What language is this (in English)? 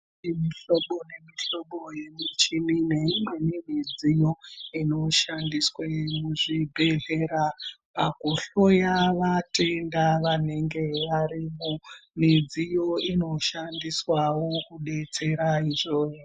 Ndau